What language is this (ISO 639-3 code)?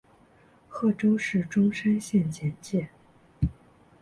zho